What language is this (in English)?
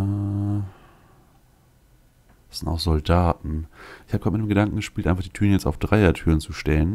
German